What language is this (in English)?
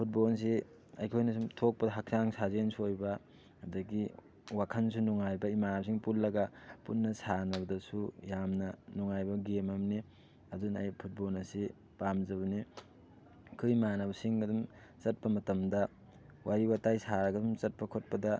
Manipuri